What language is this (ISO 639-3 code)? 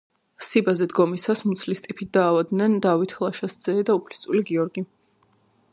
kat